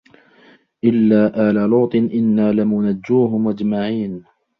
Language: Arabic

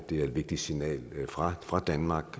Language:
Danish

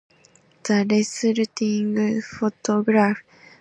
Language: English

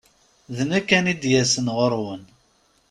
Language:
Kabyle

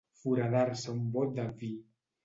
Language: Catalan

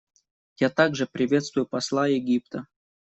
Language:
Russian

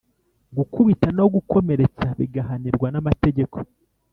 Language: Kinyarwanda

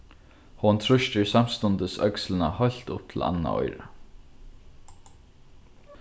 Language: Faroese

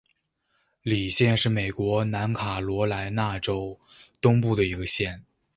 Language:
Chinese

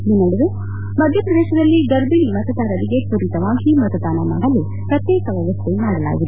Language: Kannada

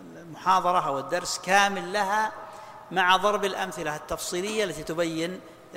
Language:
Arabic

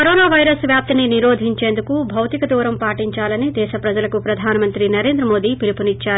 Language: Telugu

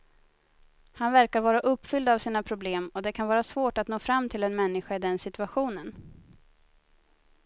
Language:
Swedish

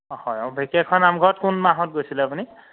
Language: Assamese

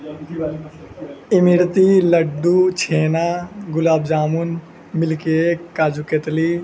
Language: Urdu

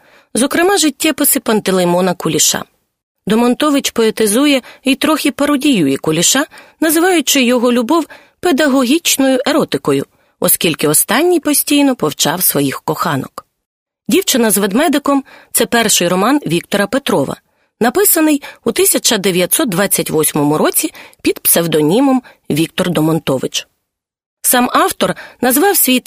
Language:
Ukrainian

